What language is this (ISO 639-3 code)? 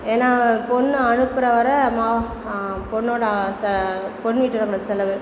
tam